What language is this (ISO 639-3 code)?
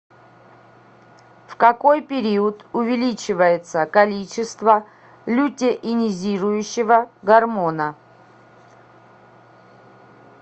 rus